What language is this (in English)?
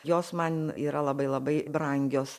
Lithuanian